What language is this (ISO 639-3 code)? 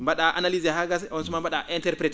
ful